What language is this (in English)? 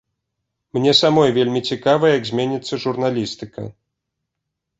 Belarusian